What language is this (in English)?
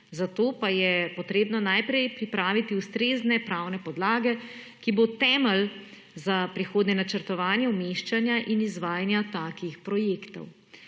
Slovenian